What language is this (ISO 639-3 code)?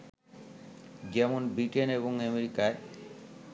ben